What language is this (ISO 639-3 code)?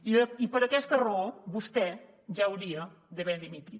cat